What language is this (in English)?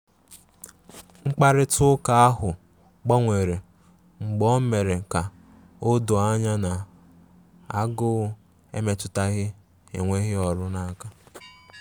Igbo